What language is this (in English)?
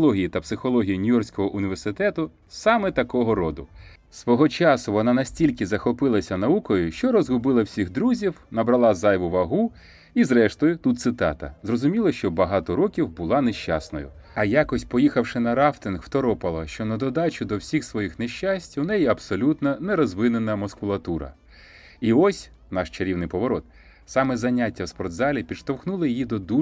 Ukrainian